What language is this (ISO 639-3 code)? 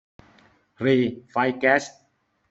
tha